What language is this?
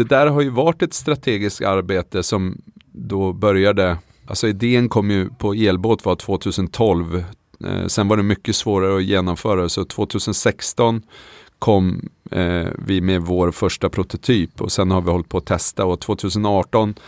Swedish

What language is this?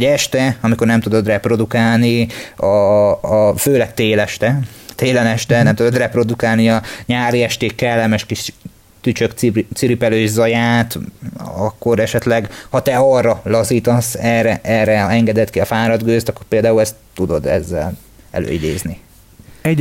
Hungarian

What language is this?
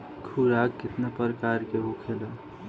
Bhojpuri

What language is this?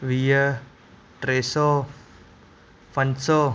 Sindhi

